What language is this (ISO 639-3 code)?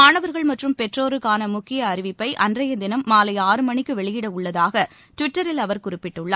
tam